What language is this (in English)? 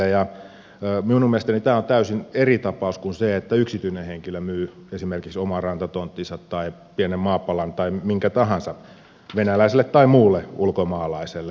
Finnish